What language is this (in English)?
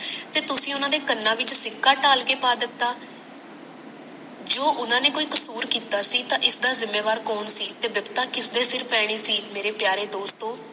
Punjabi